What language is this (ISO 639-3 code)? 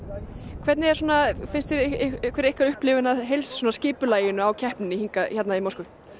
isl